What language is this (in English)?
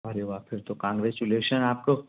Hindi